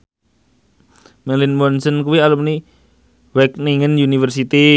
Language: Javanese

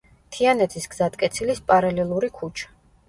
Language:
Georgian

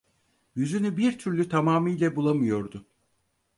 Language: Turkish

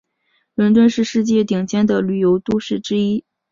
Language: Chinese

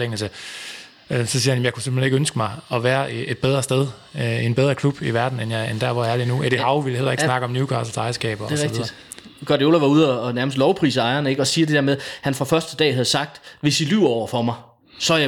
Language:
Danish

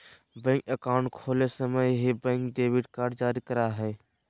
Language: Magahi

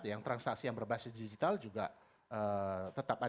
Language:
Indonesian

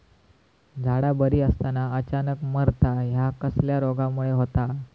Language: Marathi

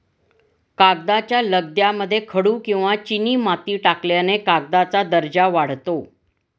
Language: Marathi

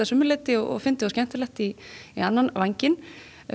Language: Icelandic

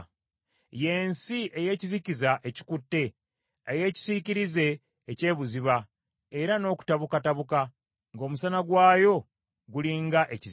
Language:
Ganda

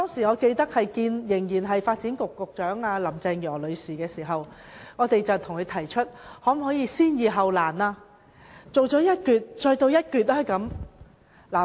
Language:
Cantonese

